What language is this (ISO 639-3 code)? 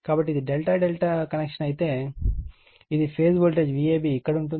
tel